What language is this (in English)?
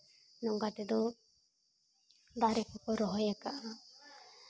Santali